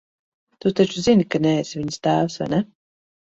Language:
Latvian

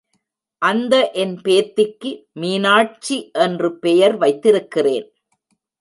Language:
Tamil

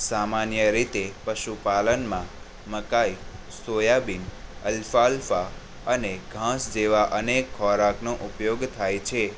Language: Gujarati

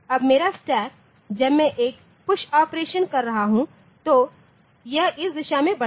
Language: Hindi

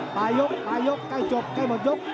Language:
Thai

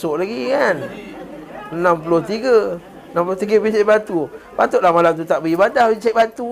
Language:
Malay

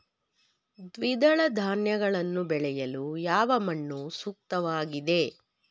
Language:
Kannada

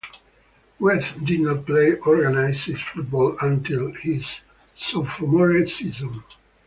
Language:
English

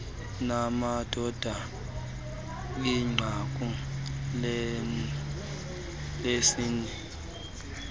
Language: Xhosa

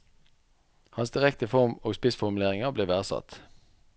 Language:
Norwegian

